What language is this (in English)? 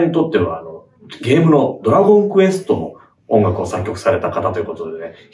Japanese